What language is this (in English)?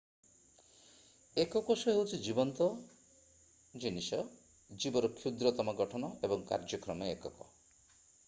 Odia